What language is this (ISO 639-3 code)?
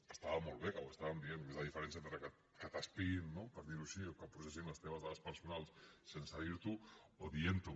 cat